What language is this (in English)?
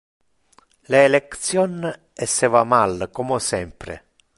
Interlingua